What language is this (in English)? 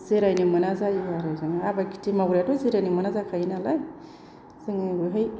Bodo